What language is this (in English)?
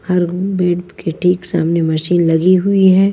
Hindi